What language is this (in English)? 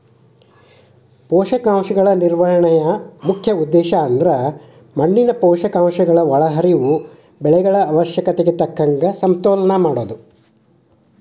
Kannada